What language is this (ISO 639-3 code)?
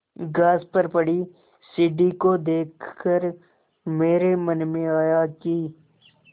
hin